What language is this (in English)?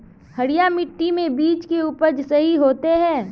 Magahi